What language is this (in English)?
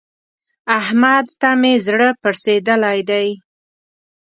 Pashto